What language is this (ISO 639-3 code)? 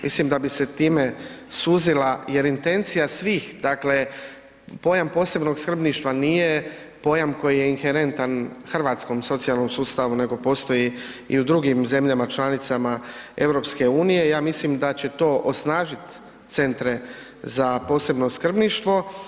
hrv